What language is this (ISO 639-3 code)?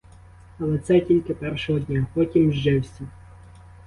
ukr